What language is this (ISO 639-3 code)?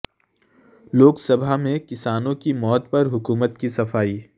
urd